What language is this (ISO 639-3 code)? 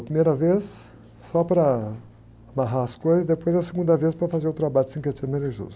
por